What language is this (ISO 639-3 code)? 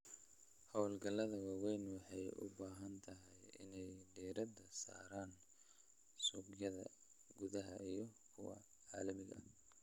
som